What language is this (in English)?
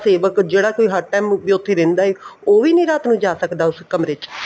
Punjabi